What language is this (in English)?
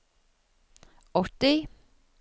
Norwegian